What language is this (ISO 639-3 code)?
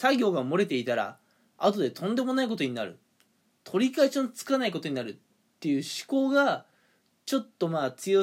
jpn